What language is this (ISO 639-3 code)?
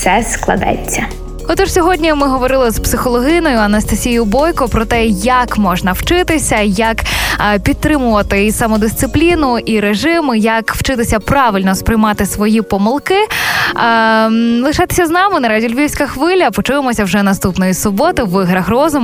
ukr